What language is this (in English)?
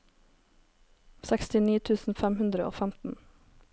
Norwegian